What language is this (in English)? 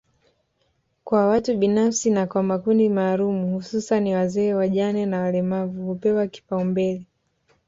Swahili